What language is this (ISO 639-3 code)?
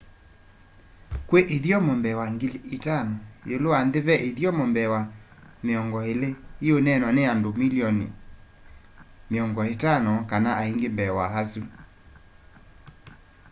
kam